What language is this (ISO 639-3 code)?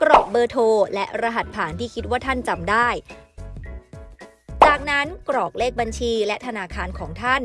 tha